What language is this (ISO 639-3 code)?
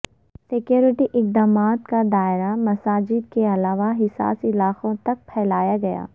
urd